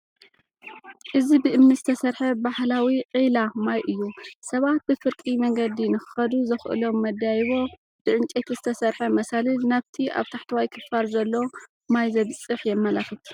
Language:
Tigrinya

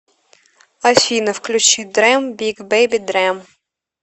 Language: Russian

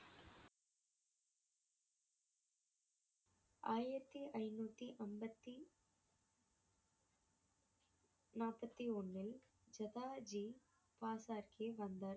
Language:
Tamil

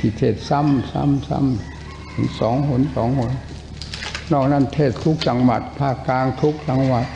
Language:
Thai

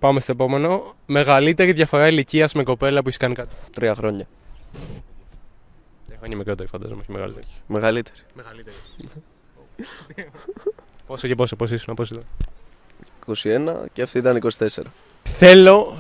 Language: Greek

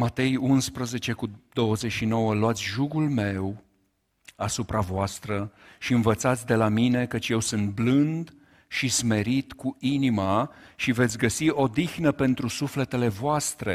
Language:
Romanian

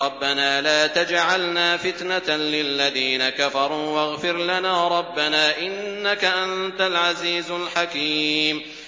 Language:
Arabic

